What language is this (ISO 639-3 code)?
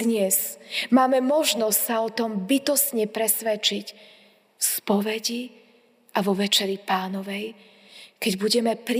slk